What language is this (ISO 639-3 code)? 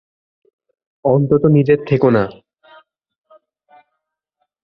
ben